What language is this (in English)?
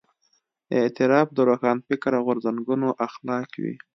Pashto